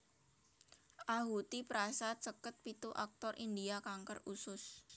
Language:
Javanese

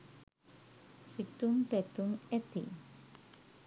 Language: Sinhala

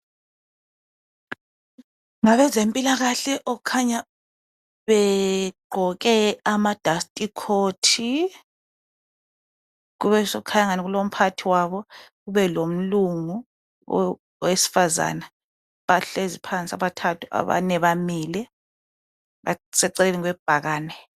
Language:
North Ndebele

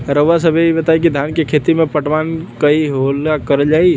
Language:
Bhojpuri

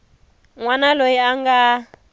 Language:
Tsonga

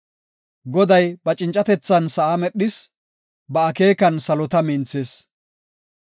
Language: Gofa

